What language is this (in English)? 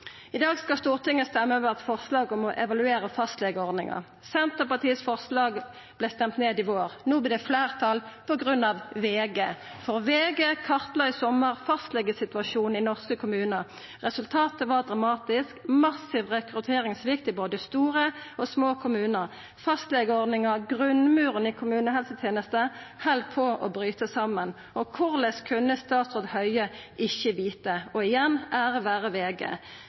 Norwegian Nynorsk